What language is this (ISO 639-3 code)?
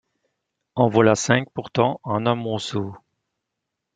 fra